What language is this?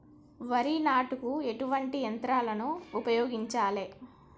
Telugu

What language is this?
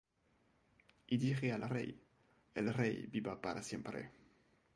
Spanish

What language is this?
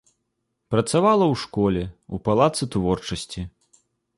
Belarusian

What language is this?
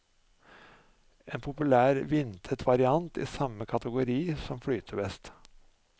Norwegian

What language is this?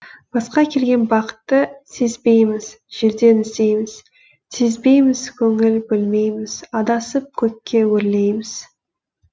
Kazakh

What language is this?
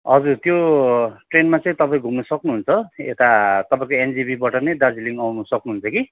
Nepali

